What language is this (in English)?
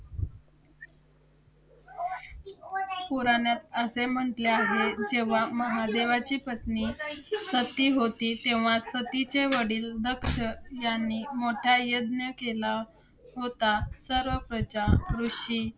Marathi